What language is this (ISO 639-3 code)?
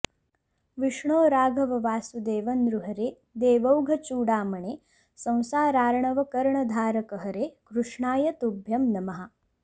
san